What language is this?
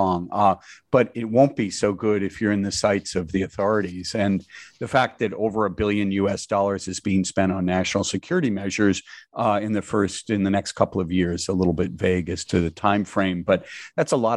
English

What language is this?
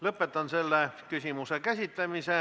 Estonian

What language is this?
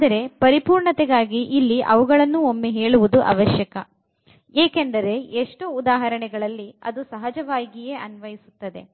Kannada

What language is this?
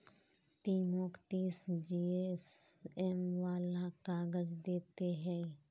Magahi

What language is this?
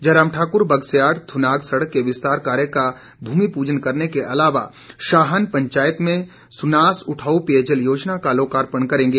Hindi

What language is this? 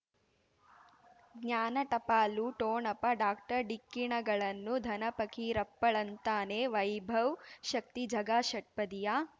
Kannada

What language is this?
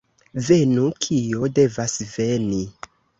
Esperanto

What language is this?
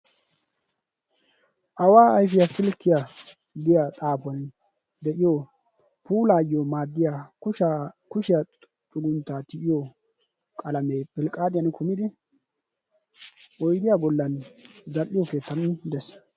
Wolaytta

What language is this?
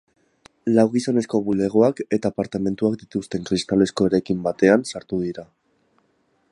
Basque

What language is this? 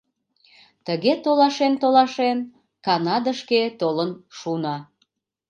Mari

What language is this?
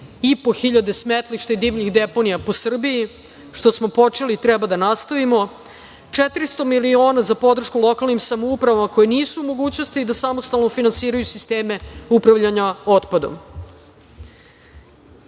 Serbian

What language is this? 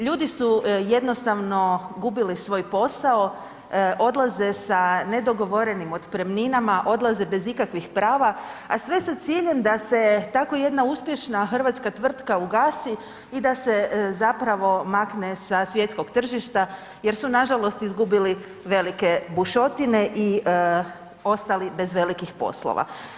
Croatian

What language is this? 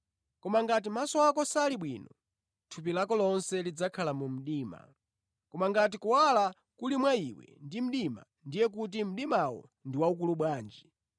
Nyanja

